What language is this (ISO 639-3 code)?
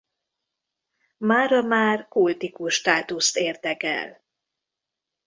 hun